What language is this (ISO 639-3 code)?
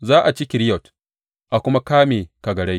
hau